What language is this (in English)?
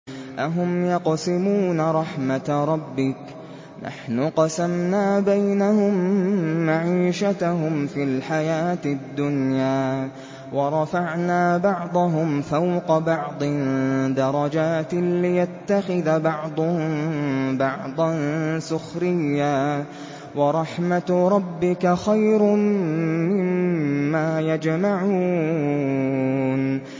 Arabic